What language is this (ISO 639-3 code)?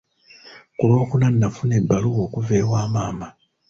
lug